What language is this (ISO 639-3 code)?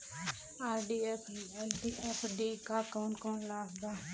bho